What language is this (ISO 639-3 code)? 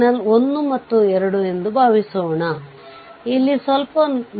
kan